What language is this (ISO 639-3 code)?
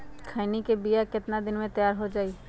mag